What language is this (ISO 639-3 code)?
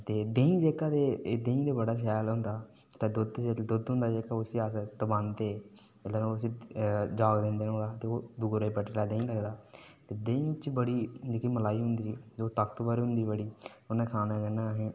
doi